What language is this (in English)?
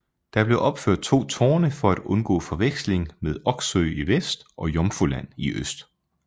Danish